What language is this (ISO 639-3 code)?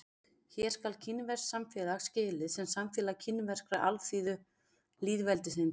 isl